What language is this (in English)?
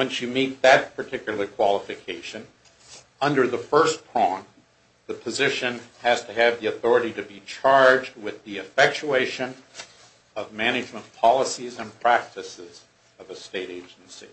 English